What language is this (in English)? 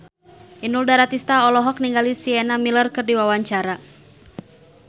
Sundanese